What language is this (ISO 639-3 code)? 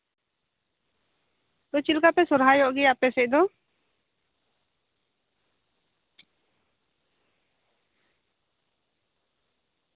sat